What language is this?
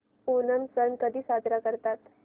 Marathi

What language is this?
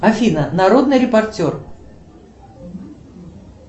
Russian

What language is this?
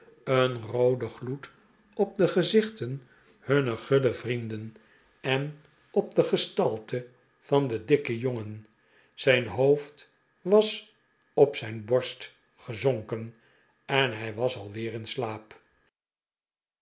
Dutch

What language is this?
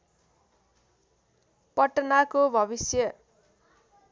Nepali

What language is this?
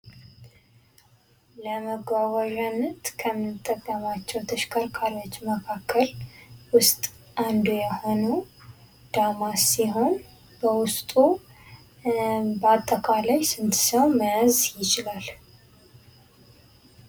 Amharic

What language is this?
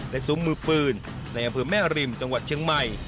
Thai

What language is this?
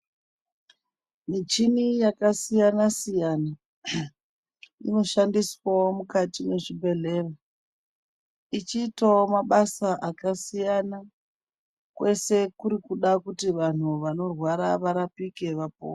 Ndau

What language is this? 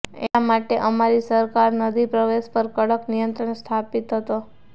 Gujarati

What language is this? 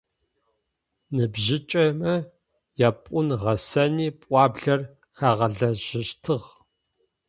Adyghe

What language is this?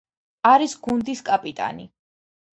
Georgian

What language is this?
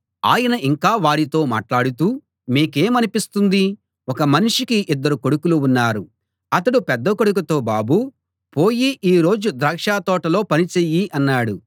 Telugu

